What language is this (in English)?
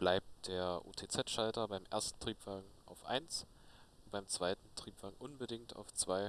German